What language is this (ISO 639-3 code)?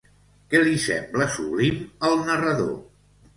cat